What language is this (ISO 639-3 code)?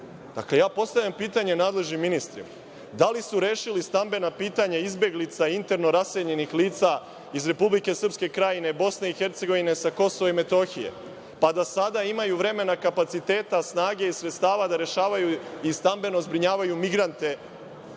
srp